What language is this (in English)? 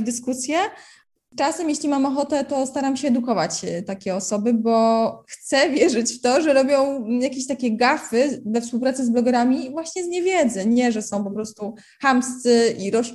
Polish